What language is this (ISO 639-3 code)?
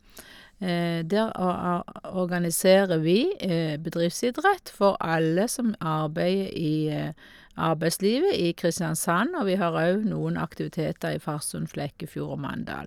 nor